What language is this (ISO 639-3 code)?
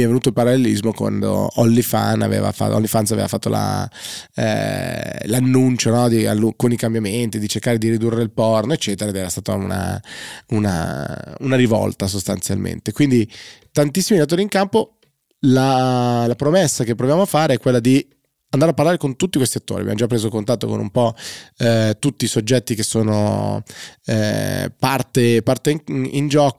ita